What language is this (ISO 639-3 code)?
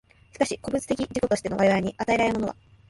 jpn